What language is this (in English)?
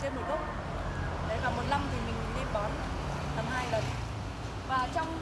Vietnamese